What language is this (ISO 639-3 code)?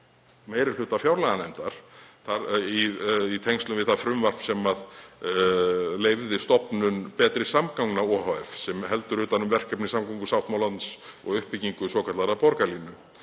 isl